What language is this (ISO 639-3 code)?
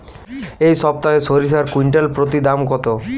ben